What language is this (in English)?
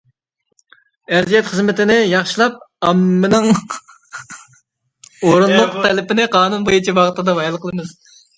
Uyghur